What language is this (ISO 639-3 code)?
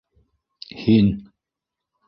bak